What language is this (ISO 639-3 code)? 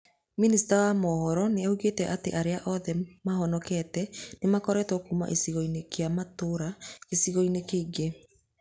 kik